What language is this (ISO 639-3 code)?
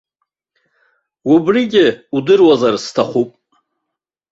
abk